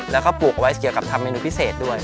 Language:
Thai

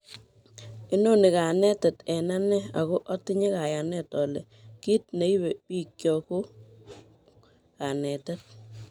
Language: Kalenjin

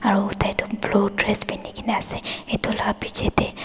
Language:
Naga Pidgin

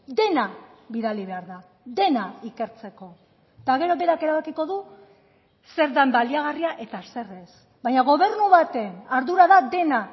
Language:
Basque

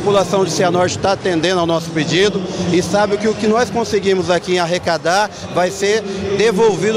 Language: Portuguese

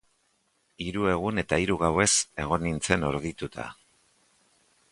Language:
Basque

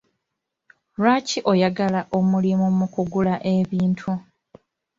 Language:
Ganda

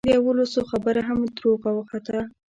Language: Pashto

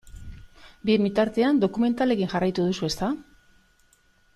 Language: Basque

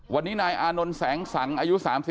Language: Thai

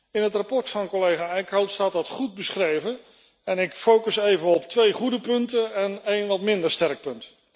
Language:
Dutch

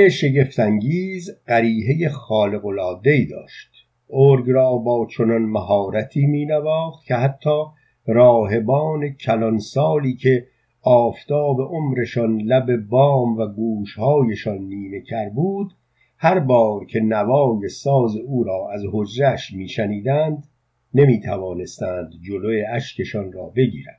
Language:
Persian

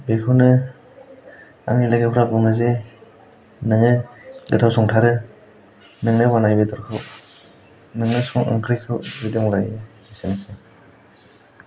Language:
Bodo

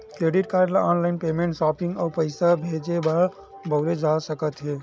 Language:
Chhattisgarhi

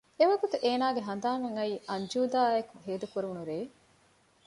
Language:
Divehi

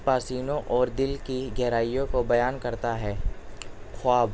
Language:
Urdu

